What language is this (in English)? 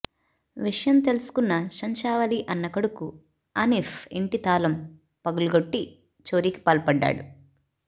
Telugu